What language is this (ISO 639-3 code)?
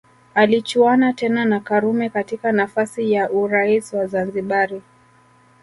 swa